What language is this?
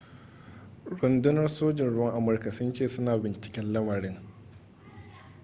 Hausa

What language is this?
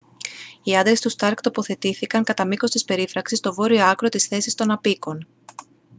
Greek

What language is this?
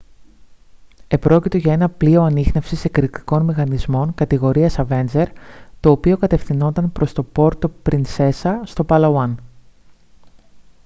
Greek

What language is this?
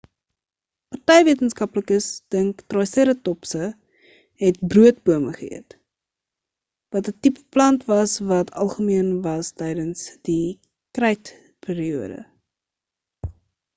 Afrikaans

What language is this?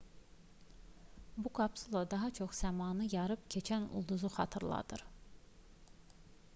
Azerbaijani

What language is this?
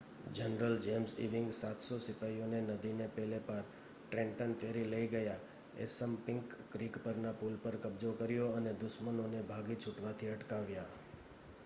Gujarati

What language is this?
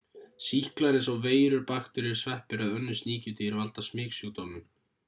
Icelandic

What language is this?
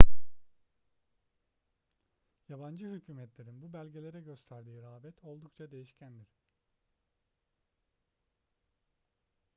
Turkish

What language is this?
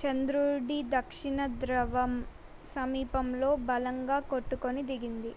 Telugu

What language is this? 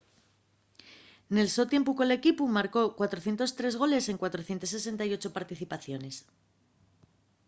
Asturian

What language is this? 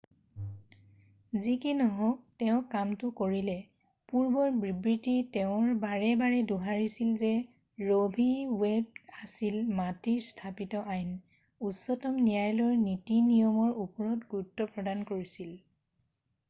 Assamese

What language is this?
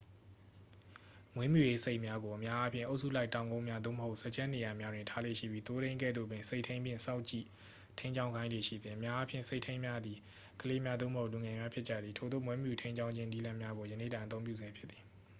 Burmese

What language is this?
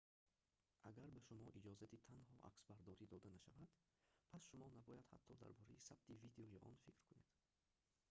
Tajik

